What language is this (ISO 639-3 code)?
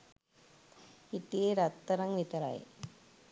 sin